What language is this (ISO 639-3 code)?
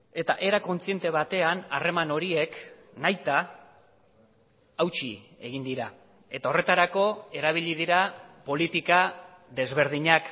eus